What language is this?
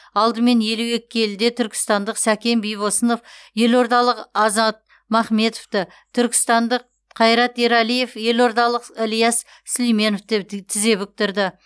Kazakh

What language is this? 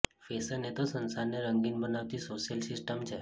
Gujarati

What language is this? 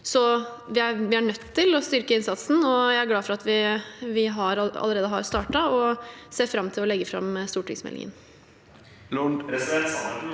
Norwegian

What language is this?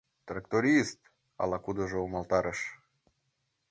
Mari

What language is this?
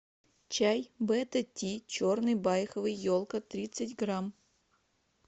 Russian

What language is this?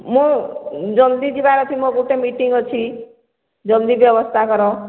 Odia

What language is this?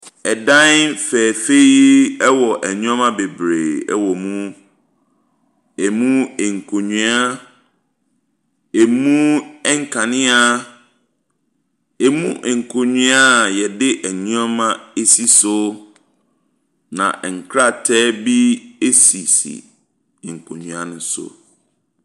Akan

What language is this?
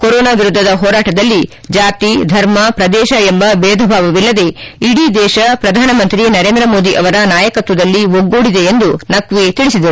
Kannada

